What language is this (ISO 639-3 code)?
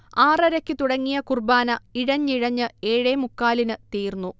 mal